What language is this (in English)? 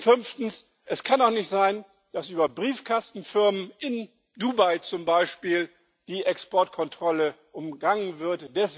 German